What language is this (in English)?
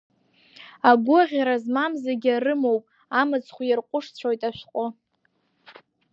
Abkhazian